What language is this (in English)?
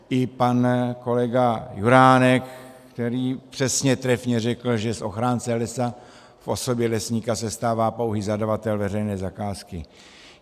Czech